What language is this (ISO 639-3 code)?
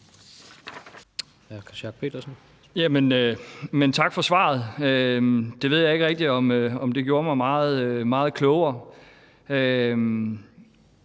dan